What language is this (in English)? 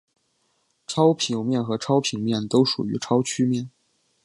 Chinese